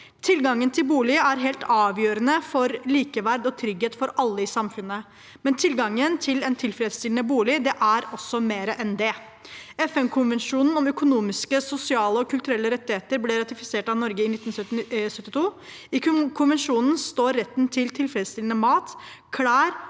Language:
Norwegian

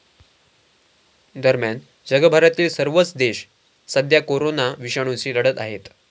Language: Marathi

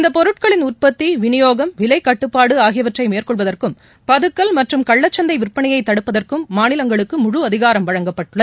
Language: Tamil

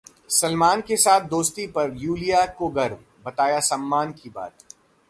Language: Hindi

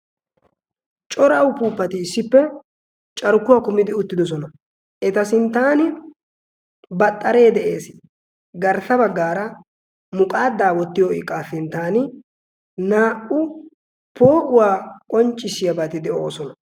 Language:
Wolaytta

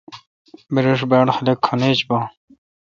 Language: Kalkoti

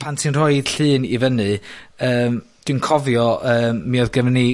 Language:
Welsh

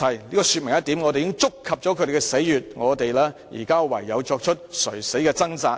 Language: Cantonese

